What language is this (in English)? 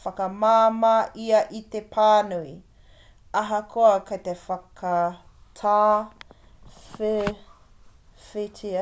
Māori